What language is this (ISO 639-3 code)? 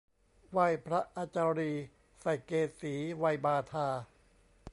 tha